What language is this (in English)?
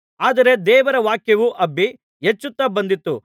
Kannada